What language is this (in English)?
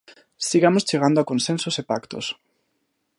Galician